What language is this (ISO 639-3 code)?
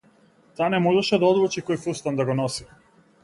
mkd